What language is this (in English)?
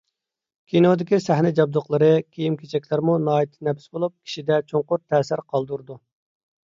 Uyghur